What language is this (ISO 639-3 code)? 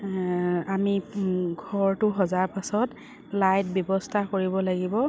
asm